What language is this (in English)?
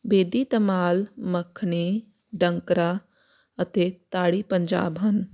Punjabi